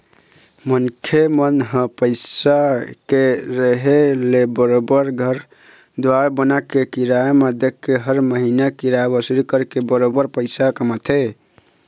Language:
Chhattisgarhi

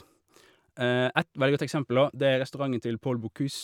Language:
Norwegian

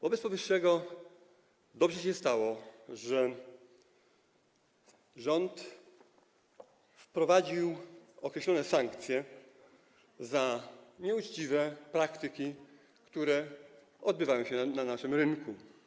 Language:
Polish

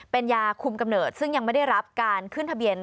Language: Thai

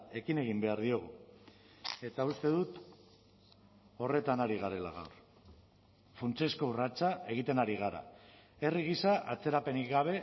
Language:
Basque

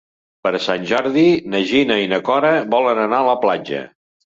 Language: Catalan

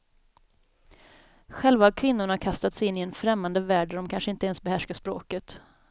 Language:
Swedish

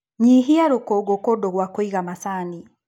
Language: Kikuyu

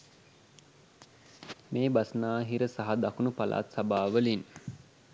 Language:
Sinhala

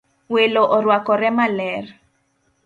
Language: Luo (Kenya and Tanzania)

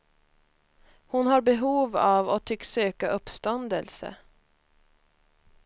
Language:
Swedish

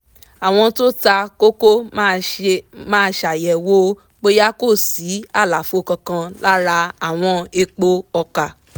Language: Yoruba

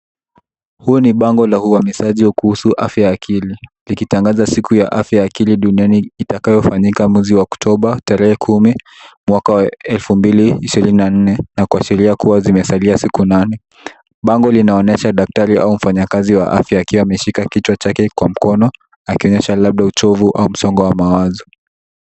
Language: Swahili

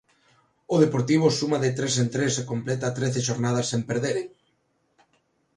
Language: Galician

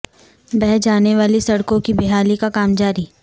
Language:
Urdu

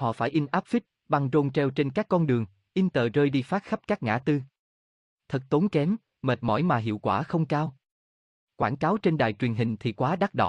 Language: Vietnamese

